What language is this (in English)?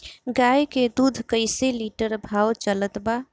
Bhojpuri